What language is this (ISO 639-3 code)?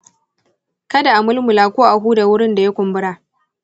hau